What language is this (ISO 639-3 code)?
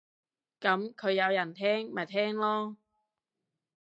yue